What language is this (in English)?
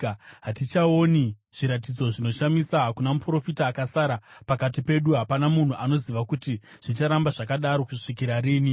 Shona